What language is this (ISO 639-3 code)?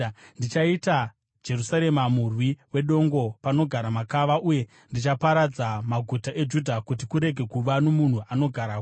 sna